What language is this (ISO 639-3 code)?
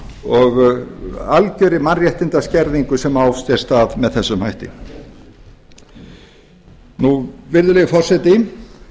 isl